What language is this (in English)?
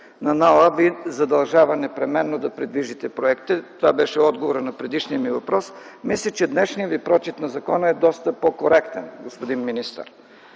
Bulgarian